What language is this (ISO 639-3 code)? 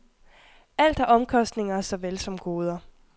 dan